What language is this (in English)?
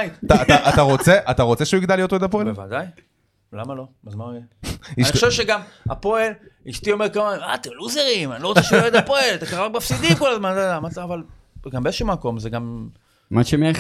Hebrew